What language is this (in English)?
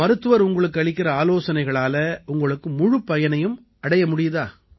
Tamil